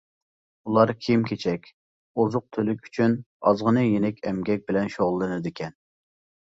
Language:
Uyghur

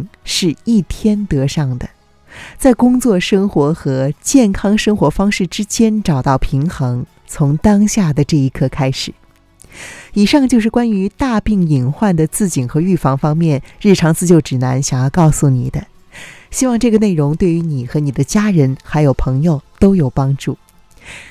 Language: Chinese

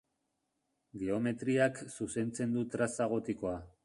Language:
Basque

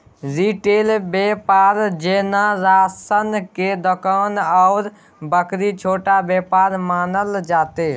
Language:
Maithili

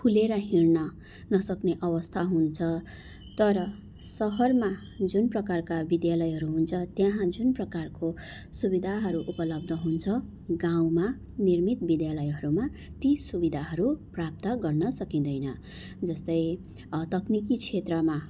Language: Nepali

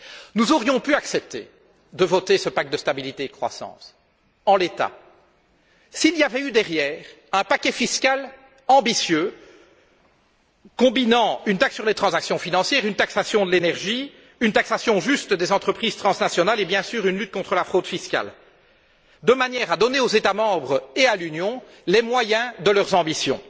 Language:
French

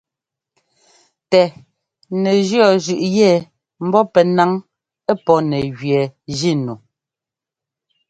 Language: Ngomba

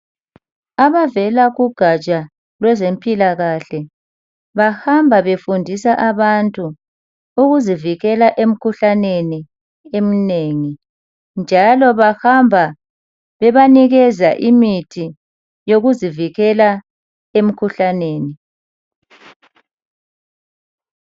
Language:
North Ndebele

